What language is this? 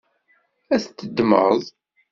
Kabyle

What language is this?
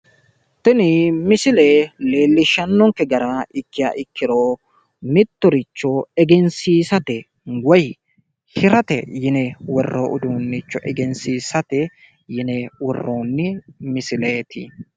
Sidamo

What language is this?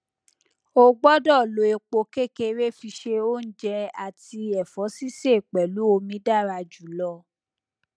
Yoruba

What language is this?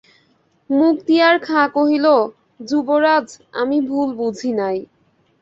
Bangla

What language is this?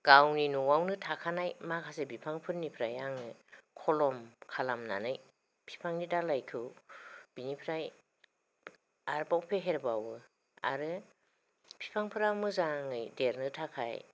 Bodo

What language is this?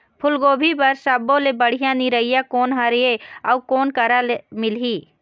Chhattisgarhi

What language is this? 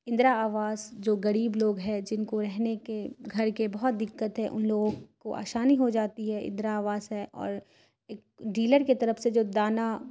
Urdu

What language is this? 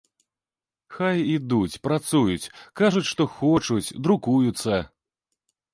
Belarusian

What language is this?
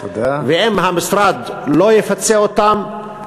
Hebrew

